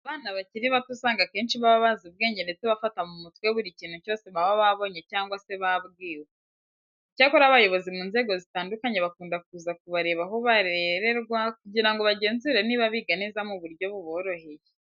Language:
Kinyarwanda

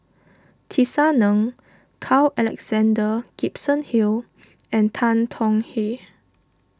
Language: English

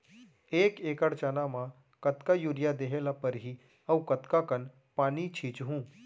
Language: Chhattisgarhi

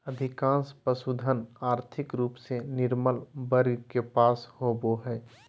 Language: Magahi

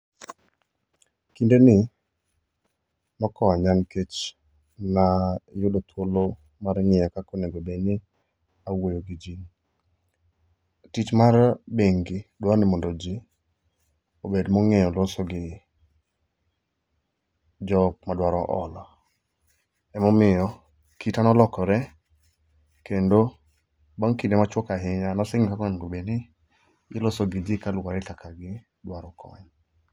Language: Luo (Kenya and Tanzania)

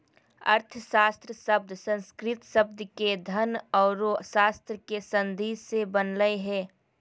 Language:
Magahi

